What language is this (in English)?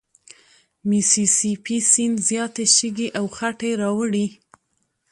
Pashto